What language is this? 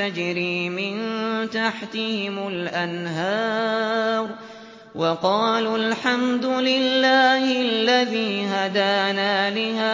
Arabic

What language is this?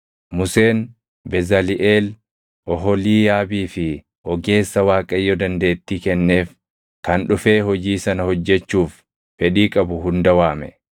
Oromo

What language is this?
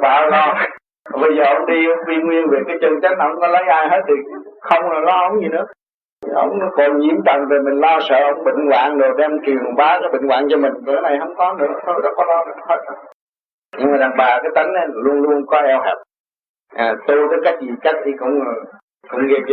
Vietnamese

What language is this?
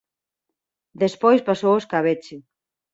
Galician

